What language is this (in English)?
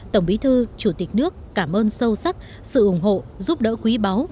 Vietnamese